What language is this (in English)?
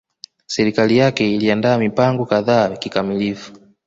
Swahili